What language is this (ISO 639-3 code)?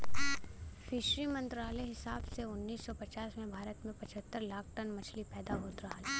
bho